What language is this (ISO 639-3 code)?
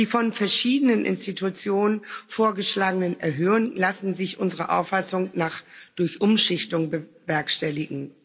deu